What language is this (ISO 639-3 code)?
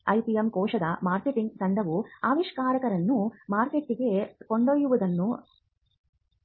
kan